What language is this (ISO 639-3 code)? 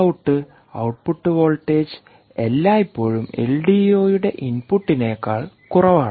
mal